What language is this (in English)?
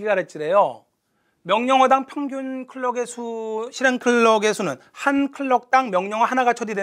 Korean